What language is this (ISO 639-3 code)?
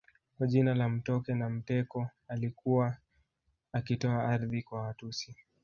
swa